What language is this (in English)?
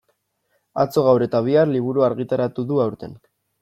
Basque